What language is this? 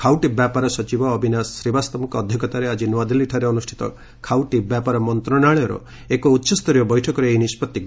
Odia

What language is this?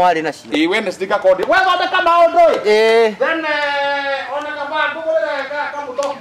French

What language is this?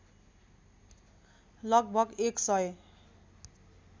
Nepali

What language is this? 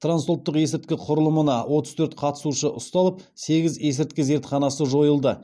Kazakh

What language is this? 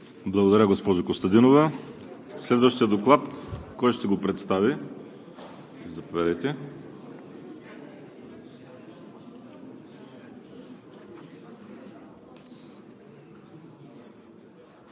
Bulgarian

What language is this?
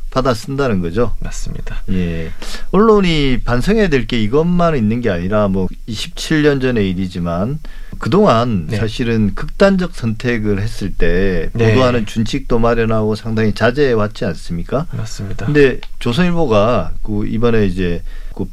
Korean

